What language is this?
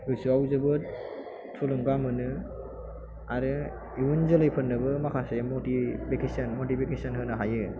Bodo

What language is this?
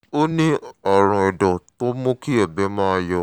Yoruba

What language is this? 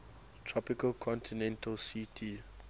English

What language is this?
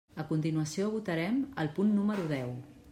Catalan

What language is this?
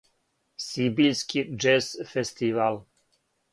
Serbian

